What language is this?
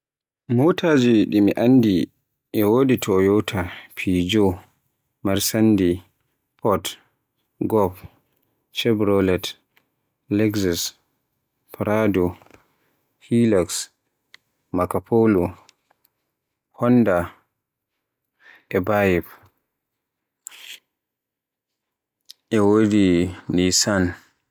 Borgu Fulfulde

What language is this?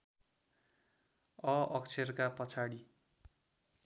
Nepali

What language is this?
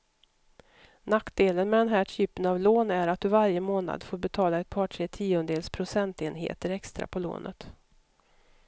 Swedish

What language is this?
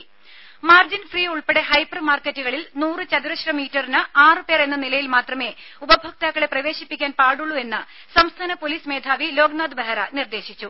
Malayalam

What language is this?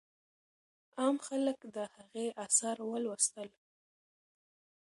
Pashto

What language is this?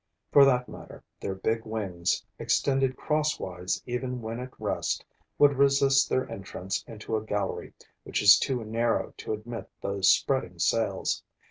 English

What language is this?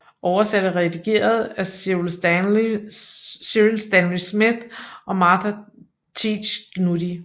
Danish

